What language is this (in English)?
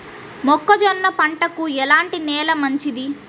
Telugu